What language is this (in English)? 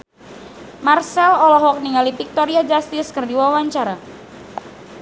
Sundanese